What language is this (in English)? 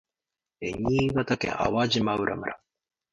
Japanese